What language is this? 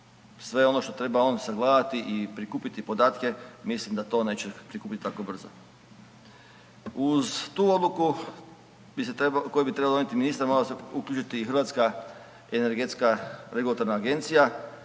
Croatian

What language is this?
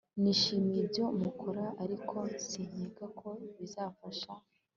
Kinyarwanda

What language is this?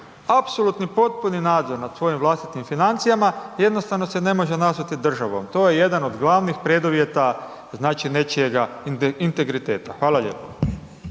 Croatian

